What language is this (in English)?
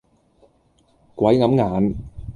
Cantonese